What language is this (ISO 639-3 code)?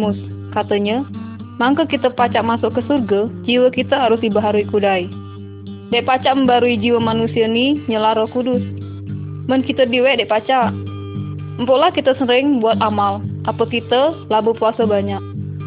msa